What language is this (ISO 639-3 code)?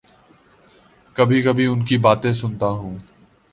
urd